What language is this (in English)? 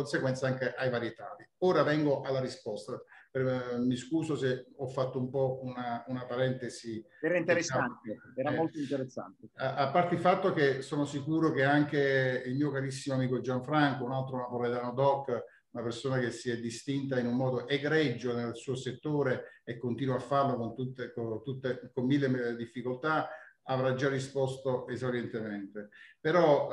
Italian